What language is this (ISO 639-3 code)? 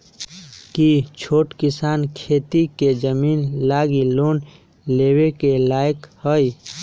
mag